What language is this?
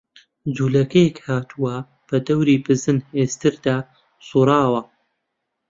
Central Kurdish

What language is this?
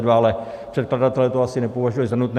Czech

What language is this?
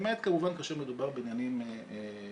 Hebrew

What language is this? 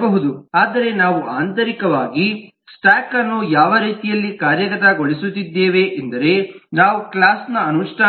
Kannada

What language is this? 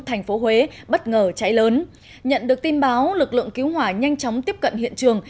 Vietnamese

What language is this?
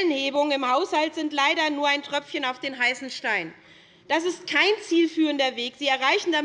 German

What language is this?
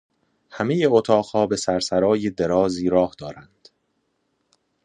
Persian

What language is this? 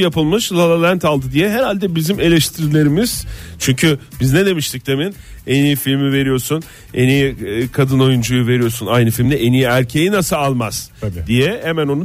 Turkish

